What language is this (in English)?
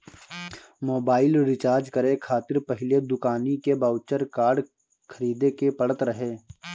Bhojpuri